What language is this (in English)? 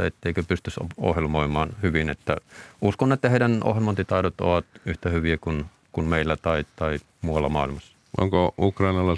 Finnish